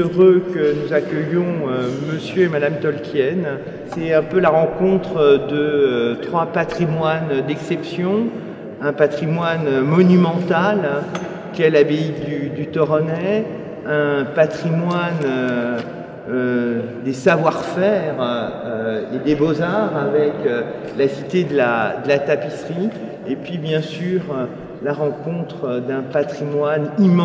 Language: French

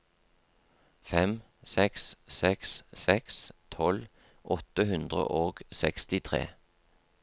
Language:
Norwegian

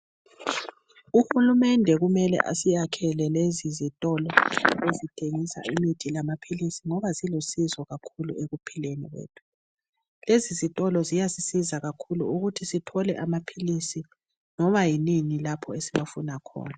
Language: North Ndebele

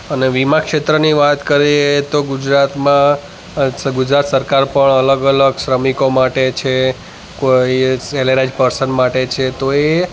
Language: Gujarati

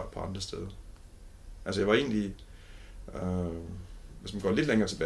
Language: Danish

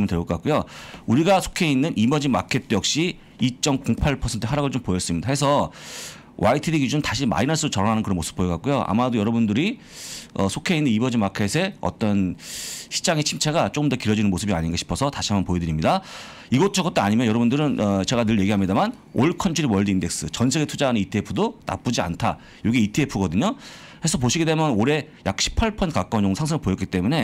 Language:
Korean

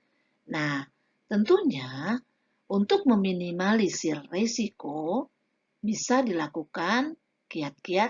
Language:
Indonesian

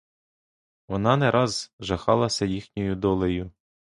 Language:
Ukrainian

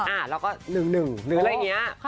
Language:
Thai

